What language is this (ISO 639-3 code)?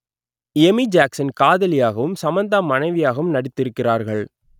tam